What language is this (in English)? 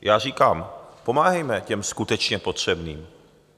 Czech